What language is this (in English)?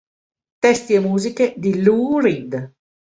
Italian